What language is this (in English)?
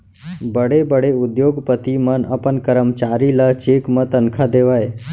Chhattisgarhi